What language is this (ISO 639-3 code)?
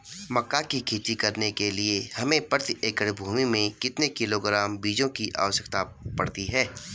hin